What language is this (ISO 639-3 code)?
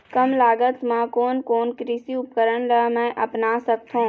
hne